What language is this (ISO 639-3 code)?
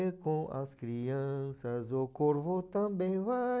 por